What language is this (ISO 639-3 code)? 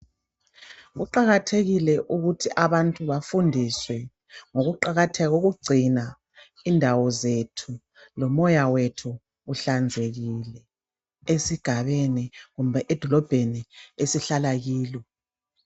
nde